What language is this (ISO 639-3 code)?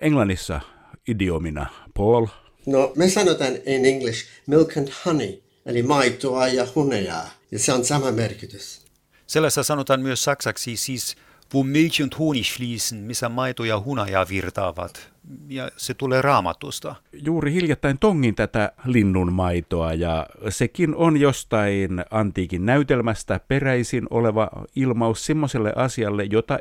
fin